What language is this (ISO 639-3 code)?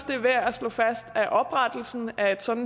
dan